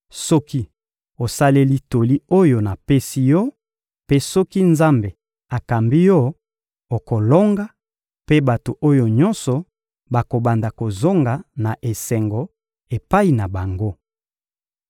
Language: Lingala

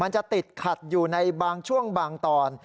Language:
Thai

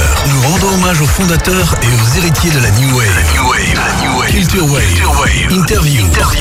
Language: French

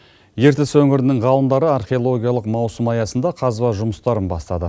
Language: Kazakh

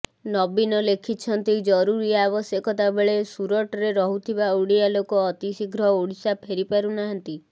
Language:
Odia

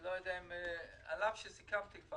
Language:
Hebrew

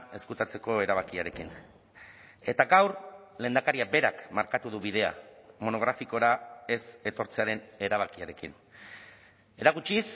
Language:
Basque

